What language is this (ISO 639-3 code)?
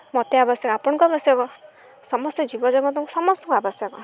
ori